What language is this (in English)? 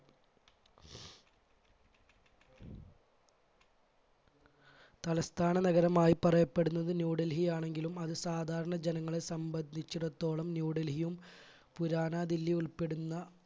Malayalam